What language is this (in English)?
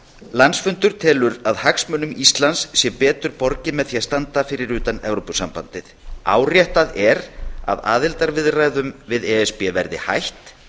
Icelandic